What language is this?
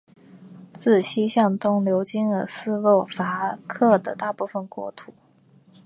Chinese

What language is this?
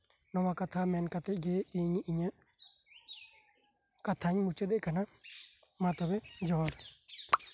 Santali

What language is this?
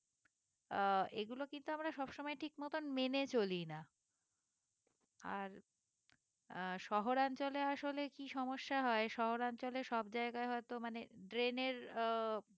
Bangla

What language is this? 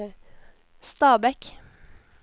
Norwegian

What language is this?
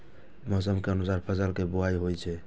Maithili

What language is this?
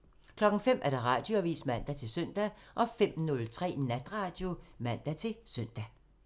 Danish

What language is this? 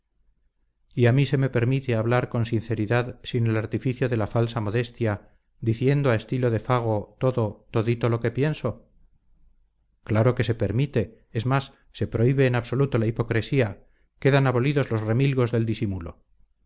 Spanish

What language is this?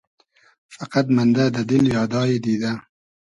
Hazaragi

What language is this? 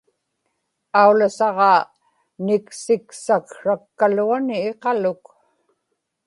Inupiaq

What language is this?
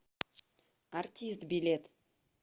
Russian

